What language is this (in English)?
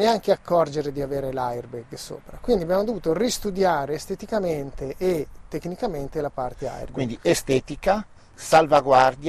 Italian